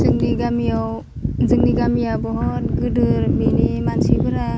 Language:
Bodo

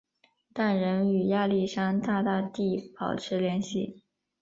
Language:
Chinese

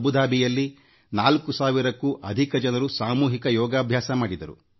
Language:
Kannada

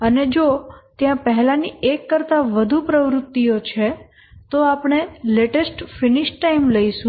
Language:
Gujarati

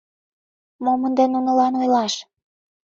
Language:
Mari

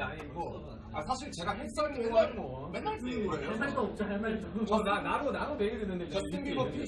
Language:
Korean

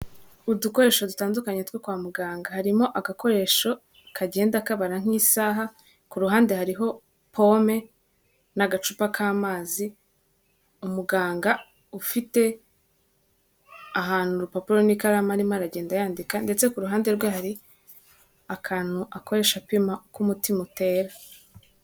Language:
Kinyarwanda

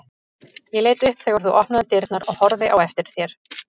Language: Icelandic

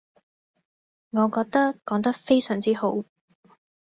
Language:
Cantonese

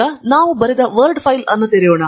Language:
Kannada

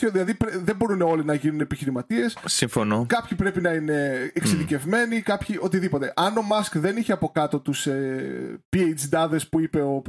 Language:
Greek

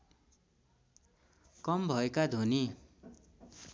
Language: Nepali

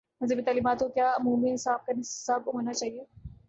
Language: Urdu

